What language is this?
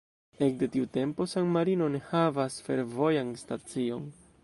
Esperanto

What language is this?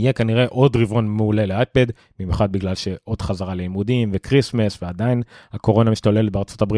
Hebrew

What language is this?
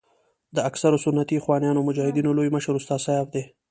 Pashto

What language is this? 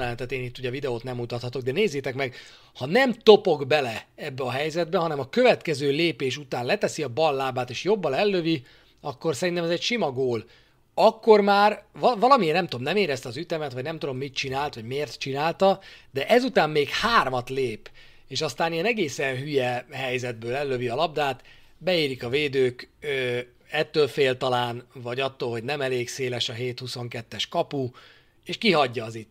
Hungarian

